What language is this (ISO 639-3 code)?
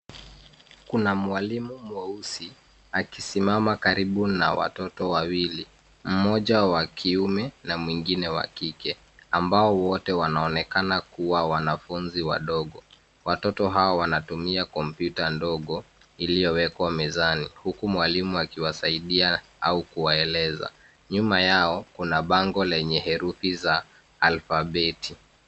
swa